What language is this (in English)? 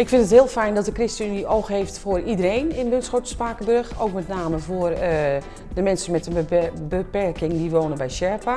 Dutch